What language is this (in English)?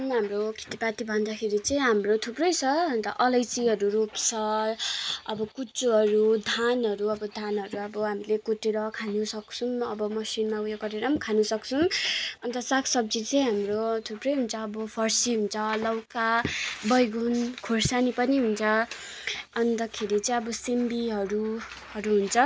Nepali